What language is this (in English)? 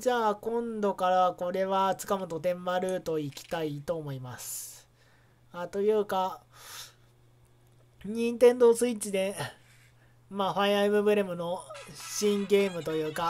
Japanese